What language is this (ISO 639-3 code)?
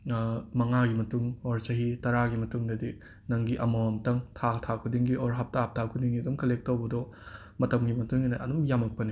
mni